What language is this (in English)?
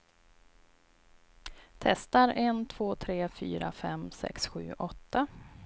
Swedish